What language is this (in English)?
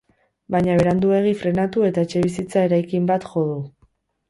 Basque